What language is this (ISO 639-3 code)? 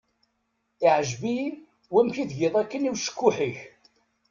kab